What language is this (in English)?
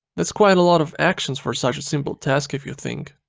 English